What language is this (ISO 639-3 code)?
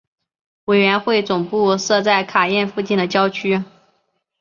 zho